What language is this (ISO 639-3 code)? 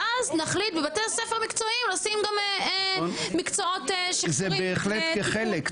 heb